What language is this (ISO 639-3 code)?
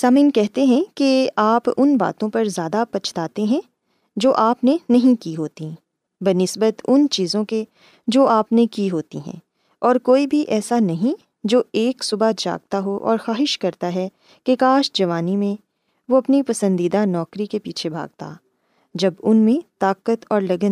urd